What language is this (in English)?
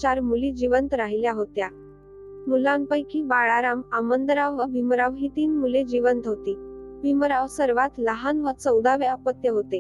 Hindi